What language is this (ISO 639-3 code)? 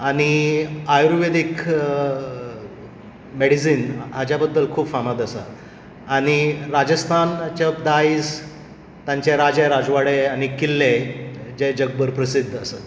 kok